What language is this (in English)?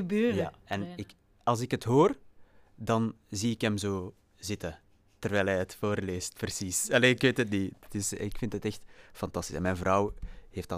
Dutch